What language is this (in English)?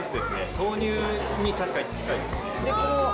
Japanese